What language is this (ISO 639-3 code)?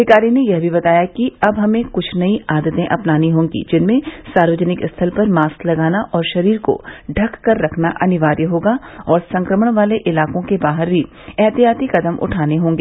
hin